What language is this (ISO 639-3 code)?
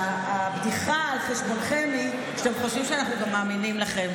heb